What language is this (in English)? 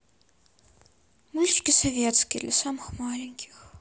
Russian